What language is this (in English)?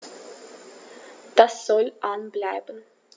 German